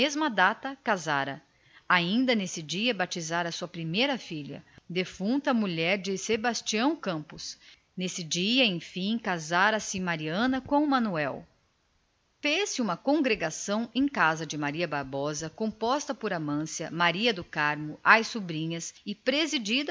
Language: Portuguese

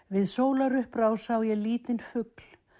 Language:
Icelandic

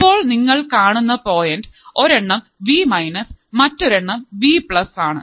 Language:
Malayalam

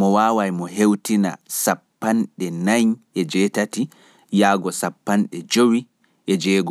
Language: Fula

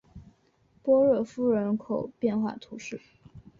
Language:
Chinese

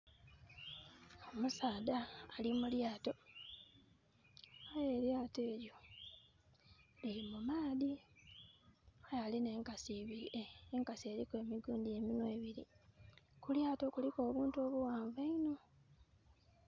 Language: Soga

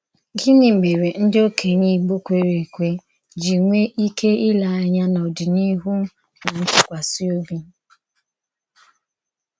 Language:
Igbo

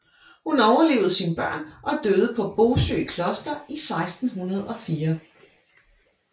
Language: Danish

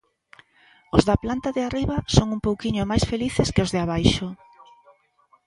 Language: Galician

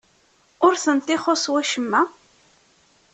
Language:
Kabyle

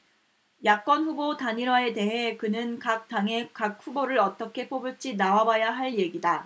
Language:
Korean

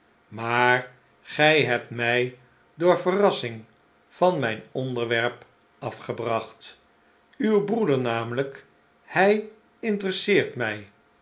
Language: Dutch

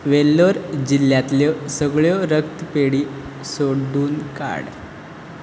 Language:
Konkani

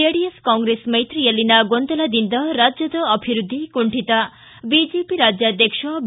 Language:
Kannada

